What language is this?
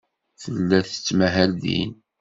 Kabyle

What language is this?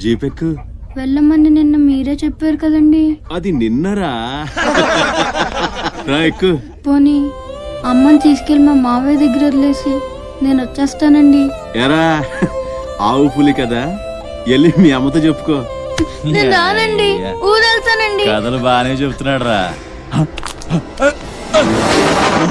Telugu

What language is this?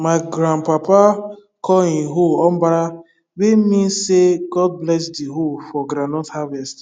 Nigerian Pidgin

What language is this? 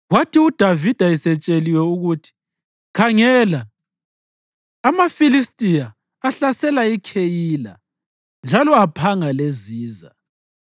North Ndebele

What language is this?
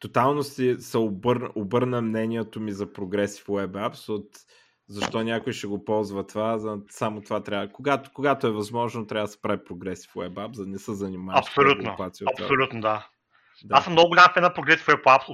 Bulgarian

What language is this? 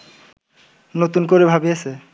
Bangla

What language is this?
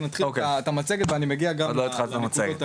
Hebrew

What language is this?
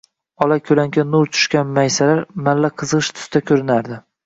Uzbek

